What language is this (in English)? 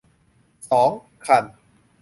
Thai